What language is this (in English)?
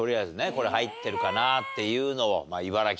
Japanese